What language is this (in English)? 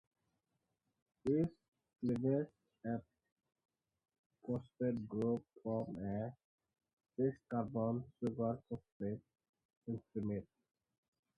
English